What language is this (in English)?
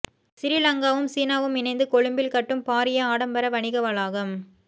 Tamil